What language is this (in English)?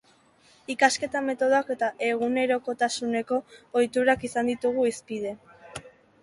Basque